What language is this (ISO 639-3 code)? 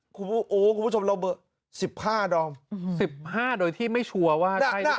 tha